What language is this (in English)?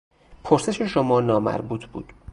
Persian